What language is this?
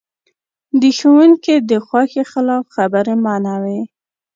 Pashto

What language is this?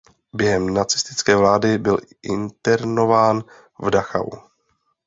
Czech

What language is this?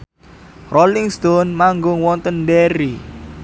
Javanese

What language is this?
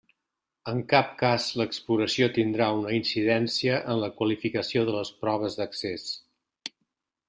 Catalan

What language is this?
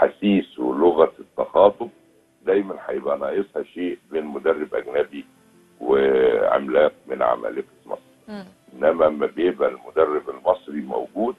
Arabic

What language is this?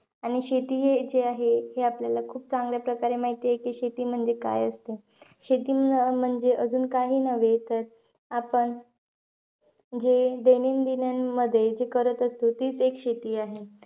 Marathi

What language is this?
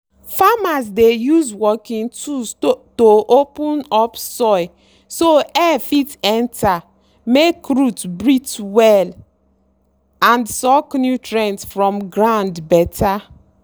Nigerian Pidgin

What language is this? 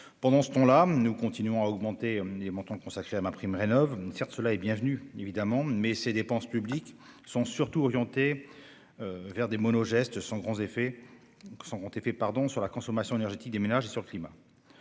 French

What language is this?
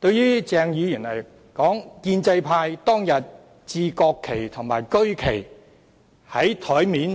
Cantonese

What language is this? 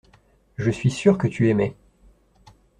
French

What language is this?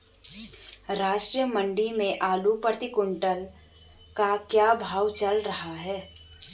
Hindi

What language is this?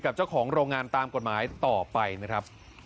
Thai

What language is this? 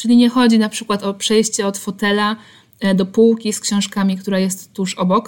Polish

